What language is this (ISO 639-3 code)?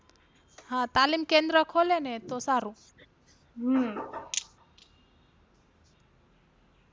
guj